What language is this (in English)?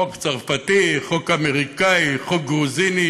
Hebrew